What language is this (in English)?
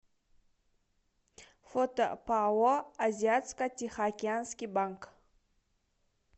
Russian